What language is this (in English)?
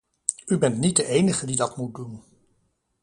Dutch